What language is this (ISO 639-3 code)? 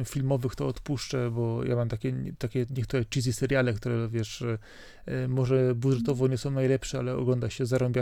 pol